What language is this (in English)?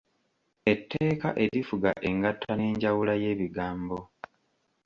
Ganda